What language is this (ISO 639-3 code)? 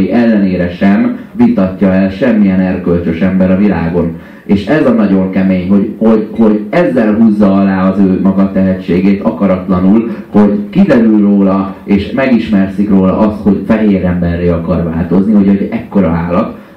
hun